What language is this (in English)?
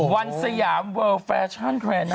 Thai